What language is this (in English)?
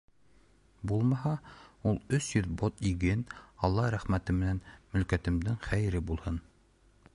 Bashkir